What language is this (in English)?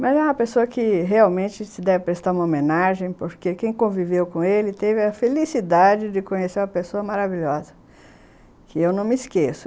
Portuguese